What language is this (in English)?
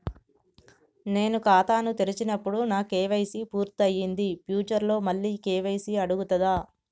Telugu